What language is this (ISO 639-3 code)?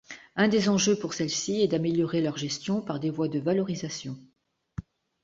fra